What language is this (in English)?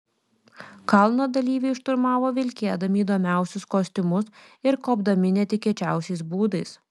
Lithuanian